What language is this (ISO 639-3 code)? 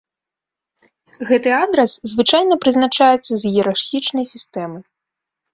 bel